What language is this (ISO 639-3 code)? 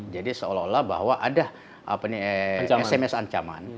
ind